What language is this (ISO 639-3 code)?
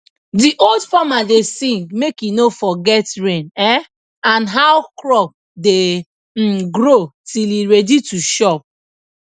pcm